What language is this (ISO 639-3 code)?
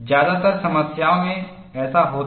hin